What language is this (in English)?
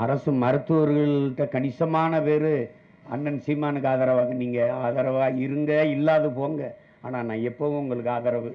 Tamil